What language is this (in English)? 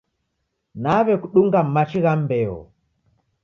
Taita